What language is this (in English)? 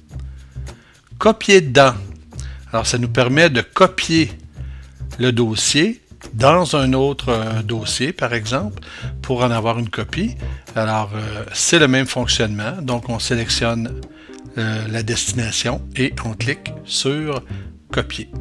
French